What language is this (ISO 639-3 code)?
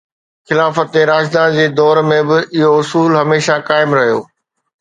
snd